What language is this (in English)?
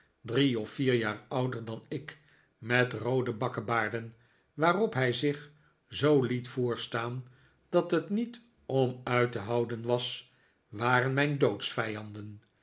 Dutch